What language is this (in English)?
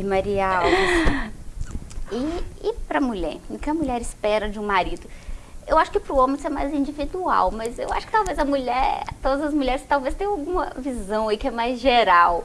Portuguese